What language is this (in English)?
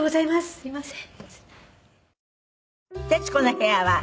Japanese